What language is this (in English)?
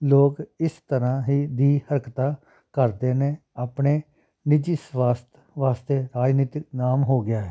Punjabi